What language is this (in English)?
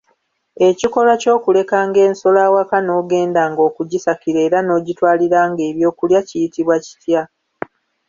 Ganda